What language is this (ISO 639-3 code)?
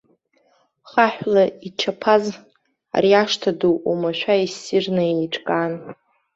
abk